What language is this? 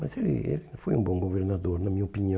Portuguese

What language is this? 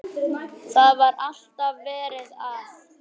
Icelandic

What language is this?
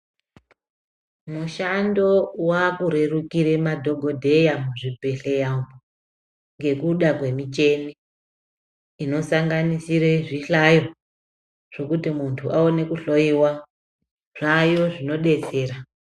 Ndau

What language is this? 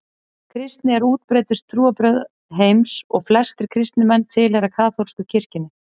Icelandic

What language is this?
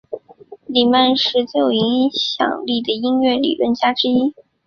Chinese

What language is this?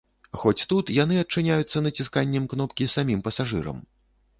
Belarusian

